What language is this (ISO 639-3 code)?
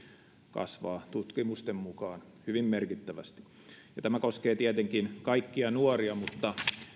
fin